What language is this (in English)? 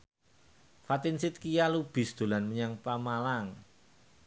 Javanese